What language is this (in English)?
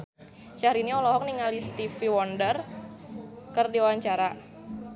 Sundanese